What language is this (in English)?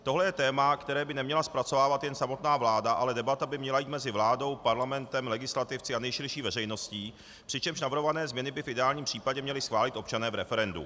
Czech